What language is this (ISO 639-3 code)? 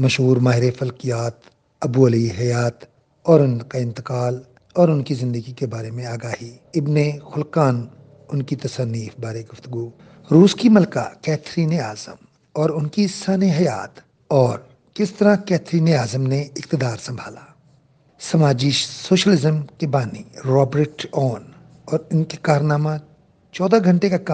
urd